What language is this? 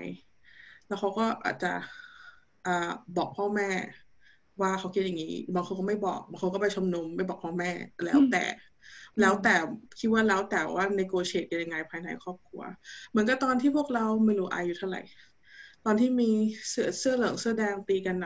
Thai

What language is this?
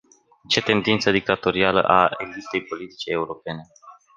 Romanian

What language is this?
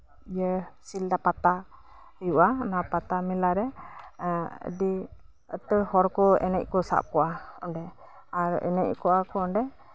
Santali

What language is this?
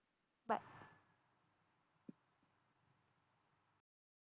Marathi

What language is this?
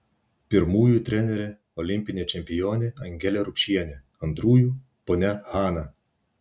Lithuanian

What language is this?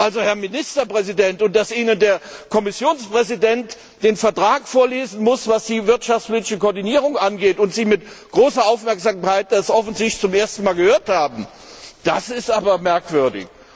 German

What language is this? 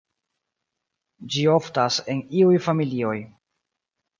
Esperanto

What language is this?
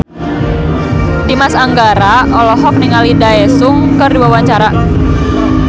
Sundanese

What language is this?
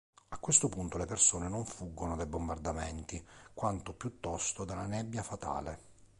Italian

